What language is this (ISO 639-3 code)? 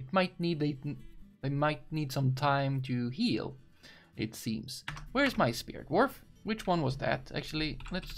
eng